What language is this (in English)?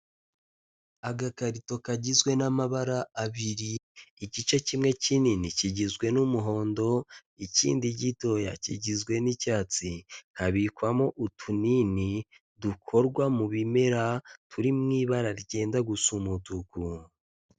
Kinyarwanda